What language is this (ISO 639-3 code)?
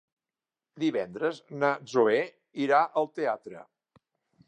cat